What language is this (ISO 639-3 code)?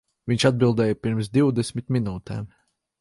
lav